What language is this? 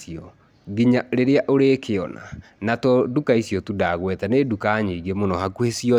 Kikuyu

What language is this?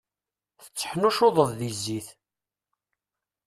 Kabyle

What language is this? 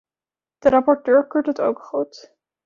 Dutch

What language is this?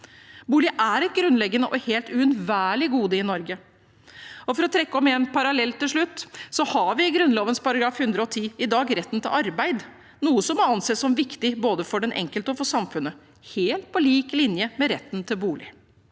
Norwegian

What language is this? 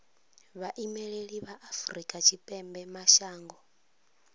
Venda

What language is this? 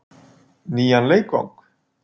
Icelandic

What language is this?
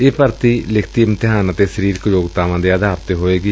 Punjabi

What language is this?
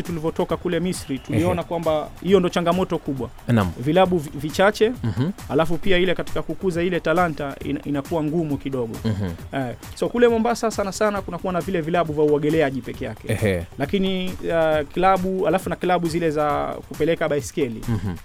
Swahili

